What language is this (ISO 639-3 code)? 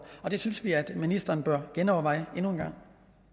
dan